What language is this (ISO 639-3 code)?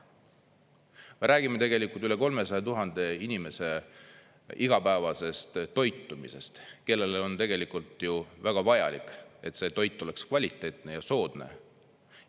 est